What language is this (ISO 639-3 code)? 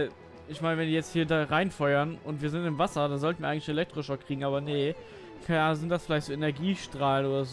deu